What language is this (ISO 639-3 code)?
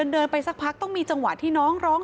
tha